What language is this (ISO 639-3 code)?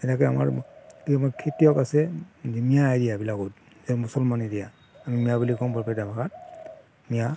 asm